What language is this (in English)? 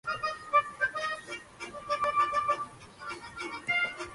Spanish